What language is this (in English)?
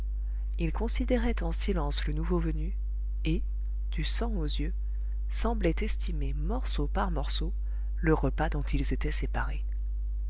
French